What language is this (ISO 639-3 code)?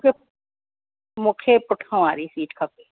snd